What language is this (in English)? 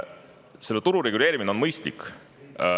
Estonian